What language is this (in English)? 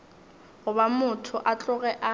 Northern Sotho